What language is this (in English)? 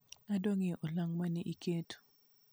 Luo (Kenya and Tanzania)